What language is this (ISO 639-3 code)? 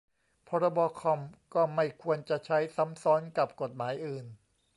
tha